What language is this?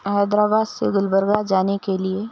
Urdu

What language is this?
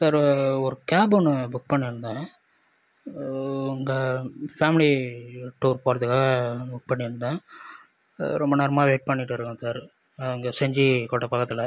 Tamil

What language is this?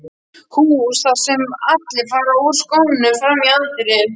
Icelandic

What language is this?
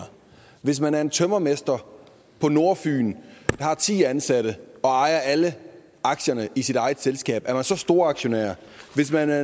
Danish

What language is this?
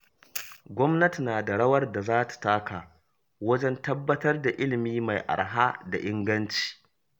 Hausa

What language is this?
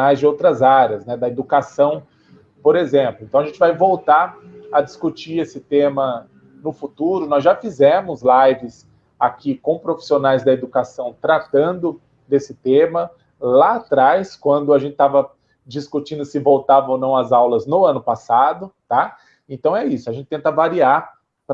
Portuguese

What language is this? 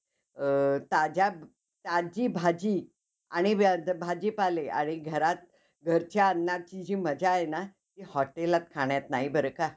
Marathi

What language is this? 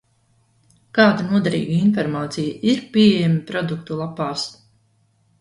Latvian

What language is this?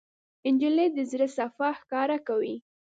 Pashto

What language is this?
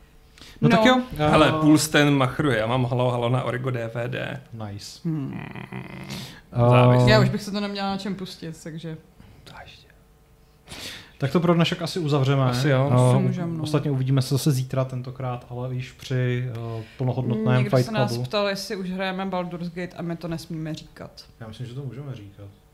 Czech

